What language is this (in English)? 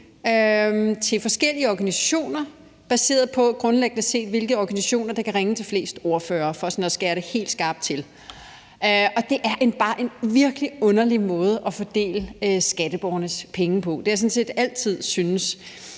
Danish